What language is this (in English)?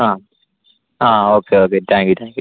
Malayalam